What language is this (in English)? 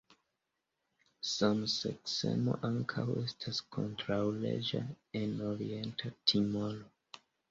Esperanto